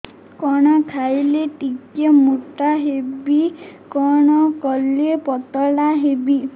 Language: Odia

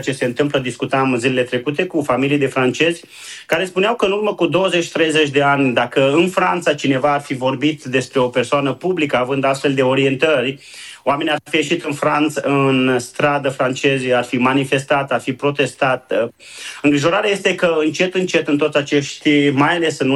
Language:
Romanian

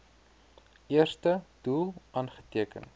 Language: Afrikaans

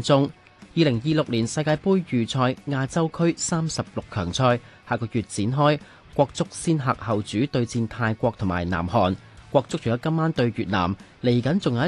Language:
Chinese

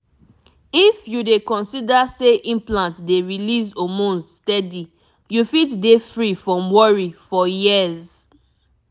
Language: Nigerian Pidgin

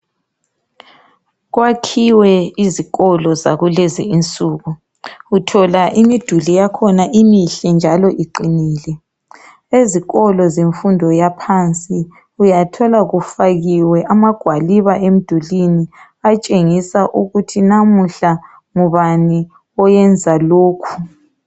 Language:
North Ndebele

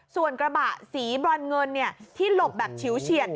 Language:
Thai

